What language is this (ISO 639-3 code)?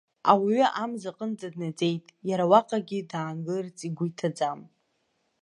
abk